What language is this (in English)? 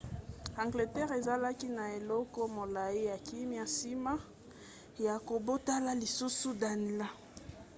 Lingala